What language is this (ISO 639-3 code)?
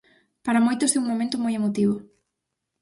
glg